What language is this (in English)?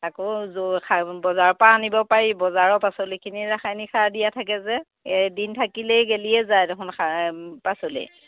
Assamese